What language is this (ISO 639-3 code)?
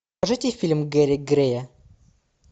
rus